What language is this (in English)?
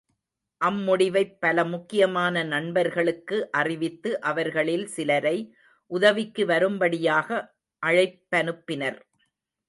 Tamil